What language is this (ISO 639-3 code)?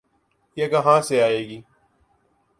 urd